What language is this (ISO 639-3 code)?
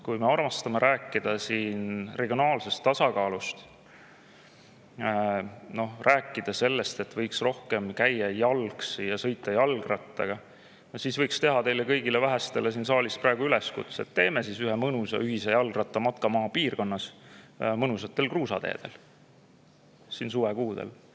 est